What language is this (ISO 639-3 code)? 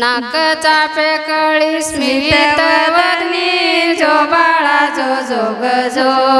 mar